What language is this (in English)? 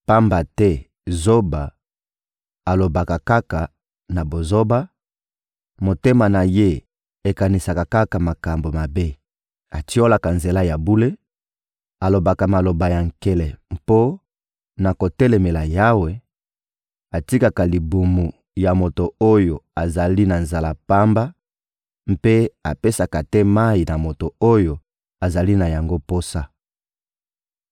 Lingala